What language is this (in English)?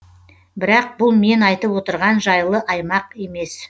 Kazakh